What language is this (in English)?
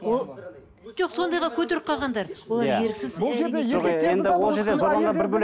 Kazakh